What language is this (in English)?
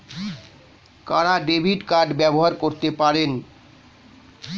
Bangla